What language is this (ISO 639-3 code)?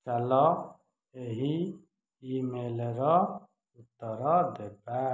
ori